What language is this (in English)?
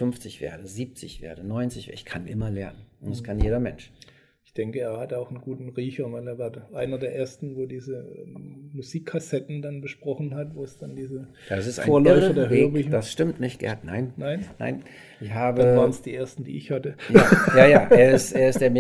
German